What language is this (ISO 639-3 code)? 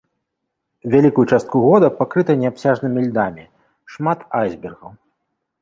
bel